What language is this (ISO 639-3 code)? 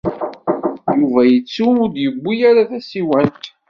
kab